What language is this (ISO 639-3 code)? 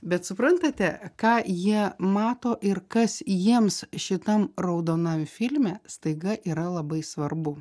lit